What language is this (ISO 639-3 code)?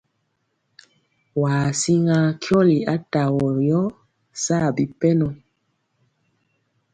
mcx